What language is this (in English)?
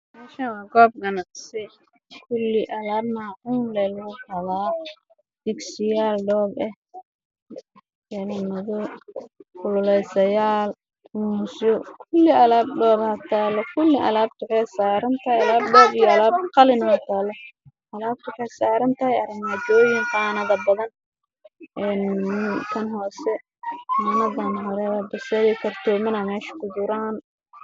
Somali